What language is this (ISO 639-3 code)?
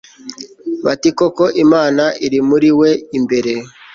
kin